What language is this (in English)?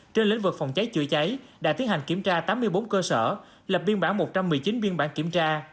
Vietnamese